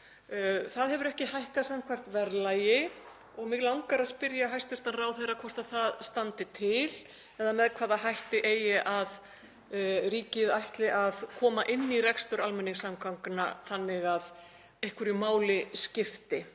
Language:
Icelandic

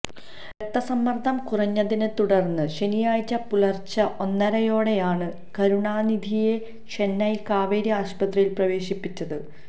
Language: Malayalam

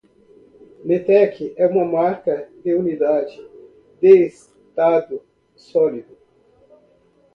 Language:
Portuguese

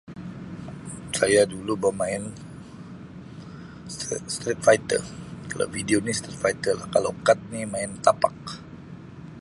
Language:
Sabah Malay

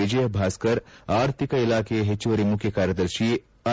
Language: Kannada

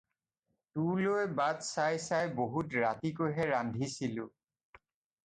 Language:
Assamese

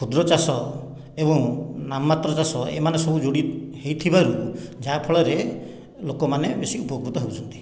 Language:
Odia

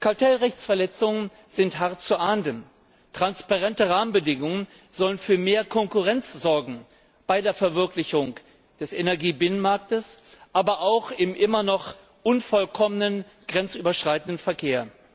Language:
German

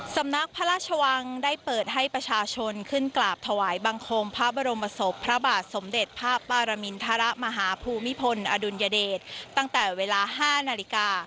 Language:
Thai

